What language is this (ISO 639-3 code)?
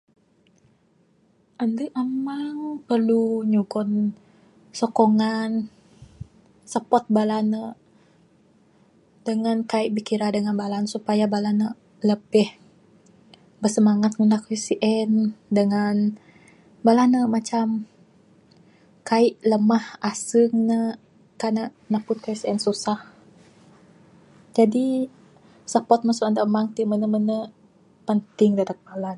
sdo